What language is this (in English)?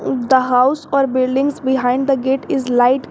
English